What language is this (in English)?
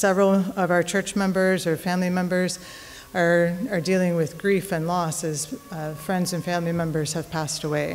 English